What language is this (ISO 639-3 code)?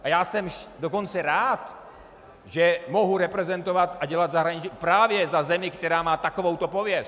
ces